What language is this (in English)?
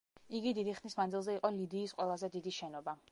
Georgian